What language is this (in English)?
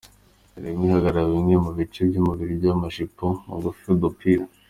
Kinyarwanda